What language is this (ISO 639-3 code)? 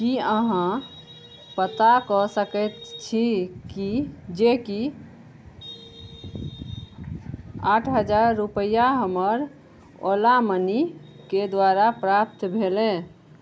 mai